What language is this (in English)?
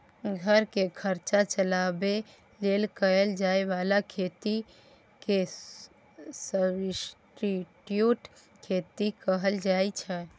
Maithili